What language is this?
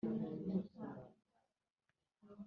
Kinyarwanda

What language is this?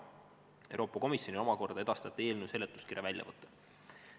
Estonian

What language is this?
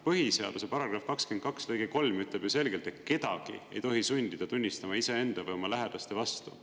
Estonian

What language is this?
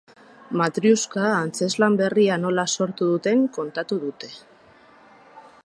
Basque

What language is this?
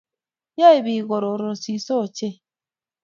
Kalenjin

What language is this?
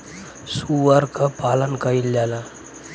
Bhojpuri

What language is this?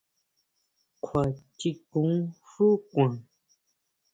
Huautla Mazatec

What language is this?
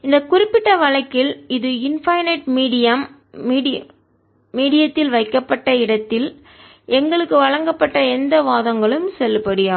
Tamil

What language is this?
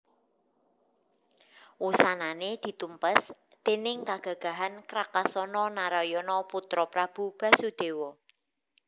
Javanese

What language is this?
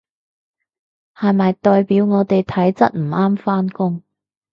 Cantonese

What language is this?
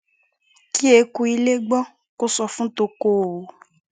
Yoruba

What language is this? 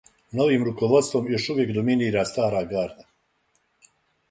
Serbian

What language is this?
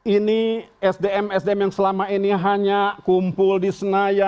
Indonesian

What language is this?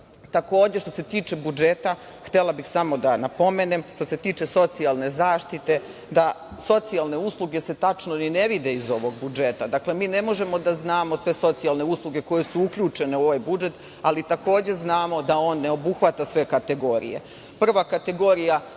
Serbian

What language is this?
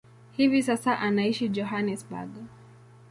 Swahili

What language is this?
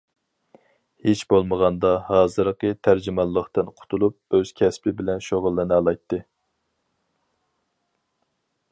Uyghur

